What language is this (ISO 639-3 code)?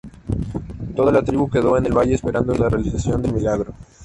spa